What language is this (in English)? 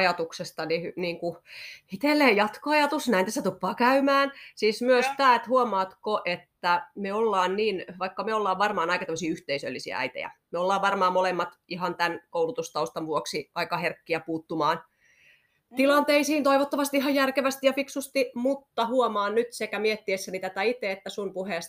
Finnish